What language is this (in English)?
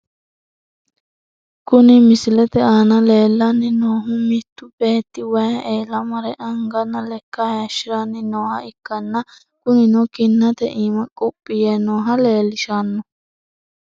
Sidamo